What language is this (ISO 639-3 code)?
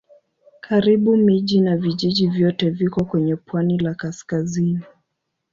swa